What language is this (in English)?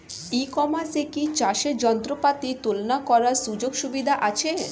Bangla